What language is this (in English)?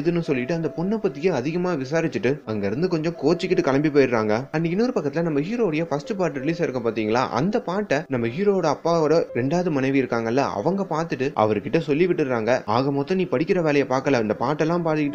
Tamil